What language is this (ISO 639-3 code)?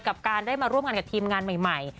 tha